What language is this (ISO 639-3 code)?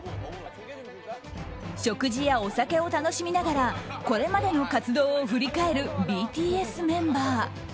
jpn